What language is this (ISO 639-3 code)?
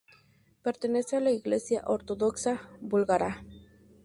spa